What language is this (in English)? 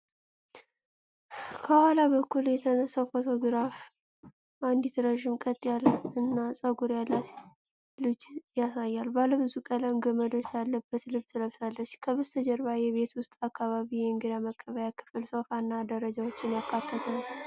Amharic